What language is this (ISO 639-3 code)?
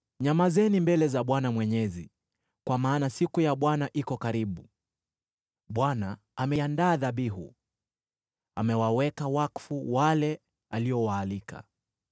swa